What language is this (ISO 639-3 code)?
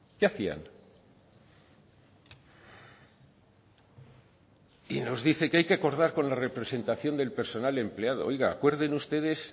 spa